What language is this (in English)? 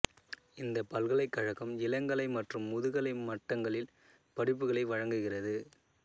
Tamil